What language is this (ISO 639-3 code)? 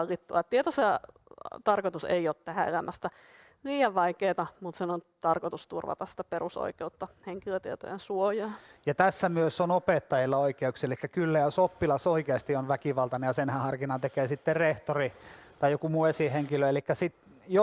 fin